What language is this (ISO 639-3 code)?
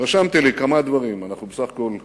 heb